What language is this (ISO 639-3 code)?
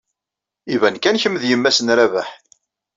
kab